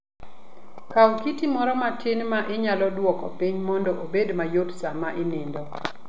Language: Luo (Kenya and Tanzania)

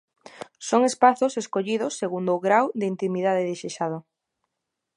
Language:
Galician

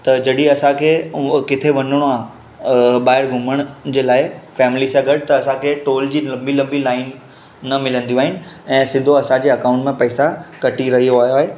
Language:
Sindhi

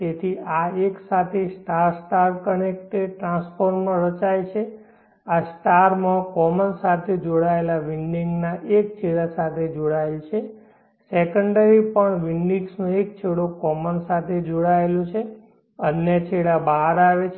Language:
Gujarati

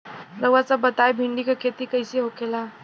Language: Bhojpuri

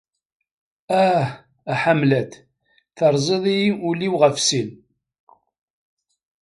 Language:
Kabyle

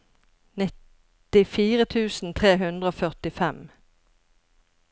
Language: Norwegian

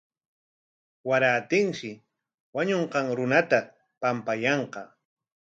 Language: Corongo Ancash Quechua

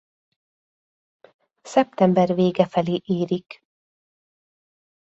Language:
Hungarian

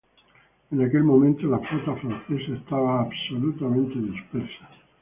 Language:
Spanish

